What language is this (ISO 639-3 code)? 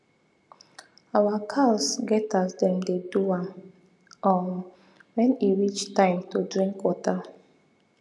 pcm